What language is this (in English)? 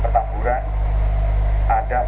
Indonesian